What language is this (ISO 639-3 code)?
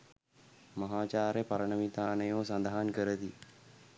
sin